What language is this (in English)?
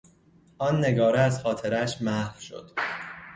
Persian